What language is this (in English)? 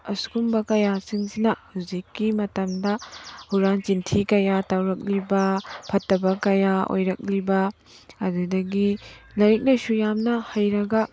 Manipuri